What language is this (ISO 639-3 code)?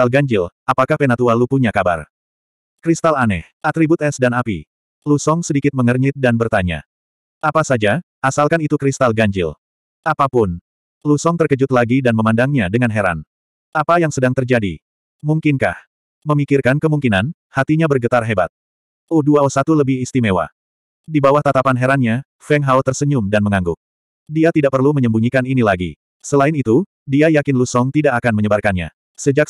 ind